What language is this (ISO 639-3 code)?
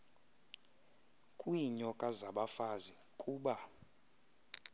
xho